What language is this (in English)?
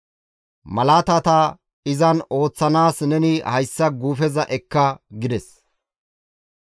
Gamo